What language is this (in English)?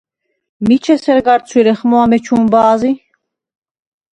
Svan